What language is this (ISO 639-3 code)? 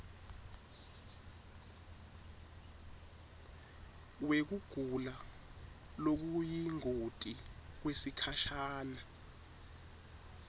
ssw